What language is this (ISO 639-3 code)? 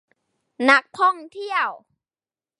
tha